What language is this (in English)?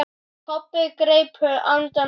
Icelandic